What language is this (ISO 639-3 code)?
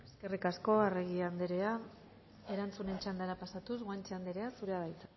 eus